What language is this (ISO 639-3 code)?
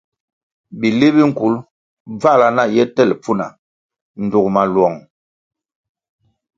nmg